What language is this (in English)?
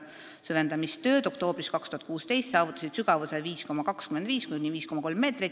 Estonian